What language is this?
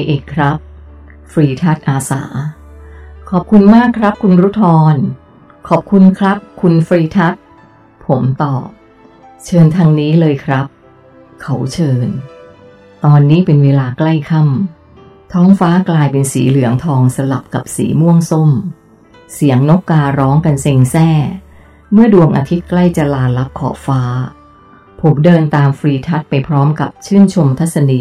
Thai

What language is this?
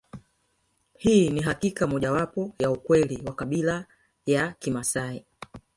Swahili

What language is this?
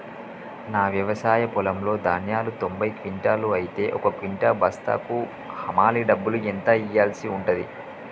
Telugu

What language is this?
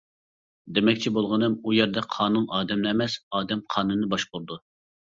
Uyghur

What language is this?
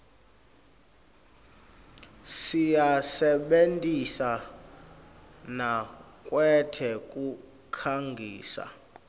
Swati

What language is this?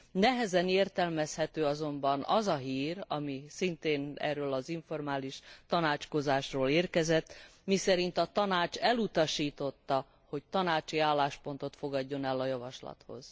Hungarian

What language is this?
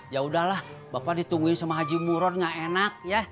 Indonesian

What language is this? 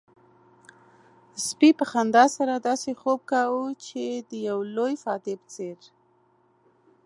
Pashto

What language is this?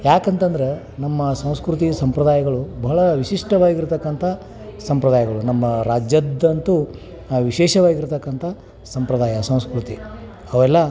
Kannada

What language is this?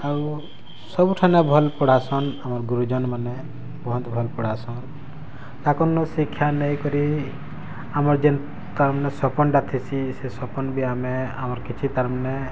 Odia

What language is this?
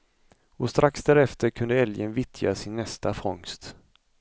Swedish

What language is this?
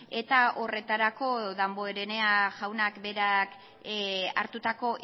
Basque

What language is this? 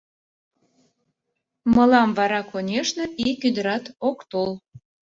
Mari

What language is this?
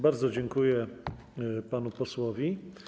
Polish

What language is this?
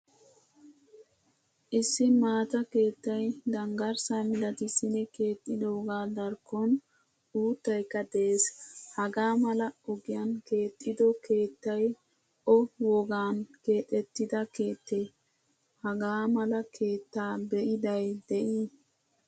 Wolaytta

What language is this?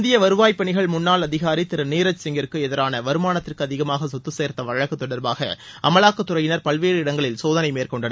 Tamil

